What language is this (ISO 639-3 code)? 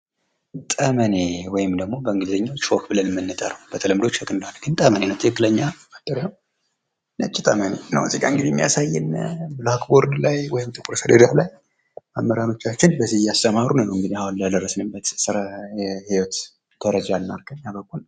amh